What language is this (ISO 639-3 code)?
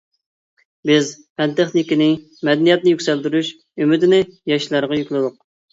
uig